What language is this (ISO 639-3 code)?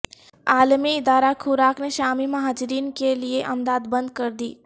urd